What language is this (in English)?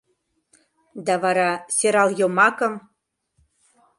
Mari